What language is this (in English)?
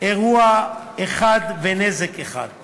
Hebrew